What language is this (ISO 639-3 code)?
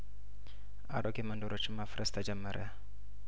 amh